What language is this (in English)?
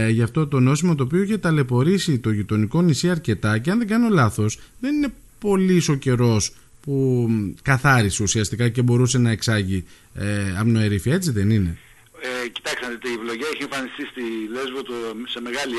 Greek